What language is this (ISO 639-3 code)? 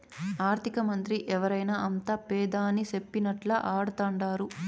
tel